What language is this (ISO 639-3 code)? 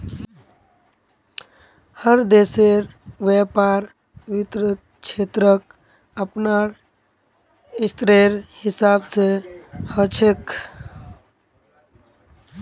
mag